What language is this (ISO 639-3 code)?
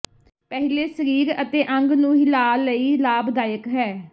pan